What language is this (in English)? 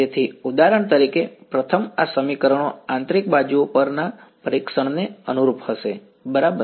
Gujarati